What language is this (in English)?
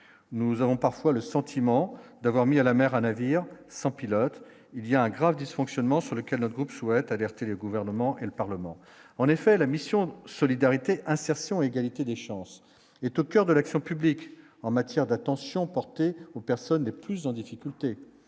French